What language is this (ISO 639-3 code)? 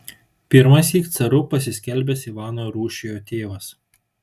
lit